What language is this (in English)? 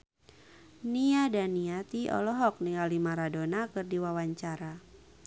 Sundanese